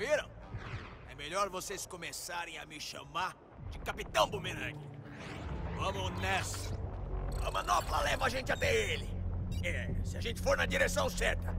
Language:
Portuguese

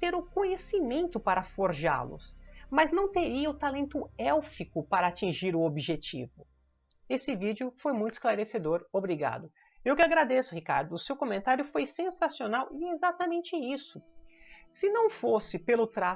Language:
Portuguese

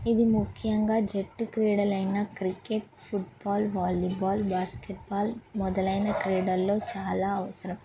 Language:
Telugu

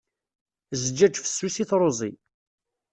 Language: Kabyle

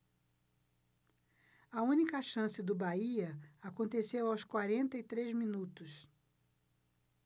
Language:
Portuguese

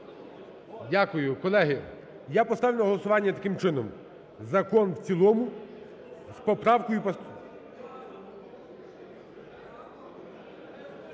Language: Ukrainian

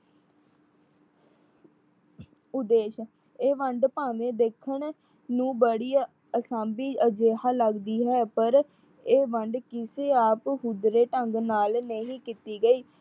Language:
Punjabi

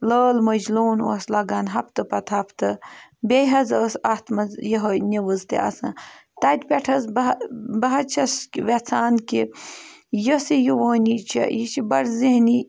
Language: Kashmiri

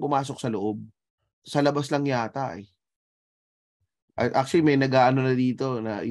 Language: Filipino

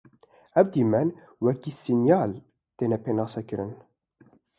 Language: Kurdish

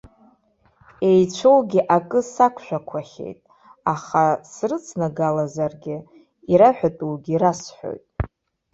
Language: Abkhazian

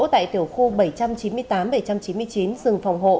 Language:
Vietnamese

